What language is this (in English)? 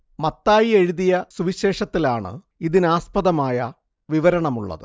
Malayalam